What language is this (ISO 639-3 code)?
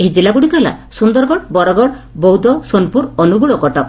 ori